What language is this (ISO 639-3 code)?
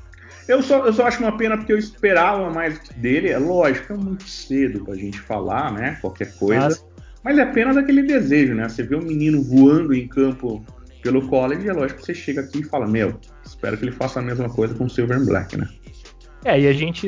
por